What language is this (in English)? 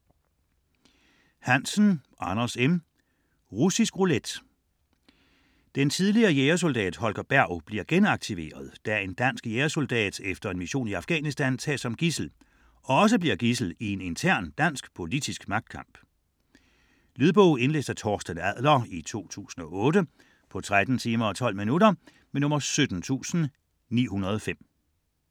Danish